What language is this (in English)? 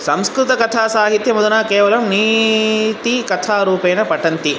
Sanskrit